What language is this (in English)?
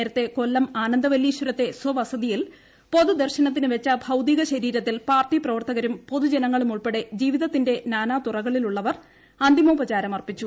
Malayalam